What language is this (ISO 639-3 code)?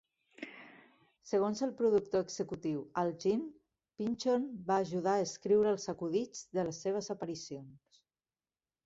cat